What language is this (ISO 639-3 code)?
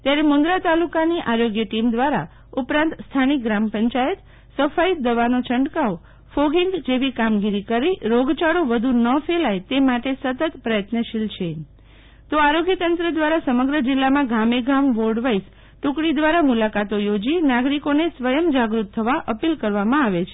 guj